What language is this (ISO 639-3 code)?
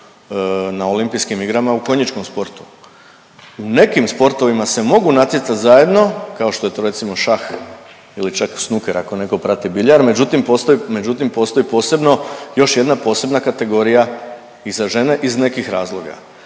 hrv